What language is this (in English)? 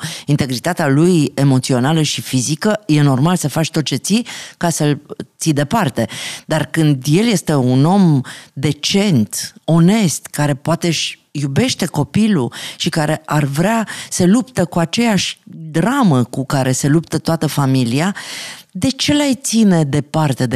Romanian